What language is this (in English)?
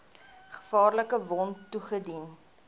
Afrikaans